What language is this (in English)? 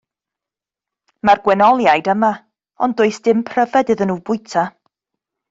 Welsh